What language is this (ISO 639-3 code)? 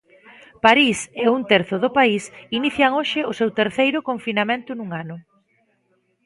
glg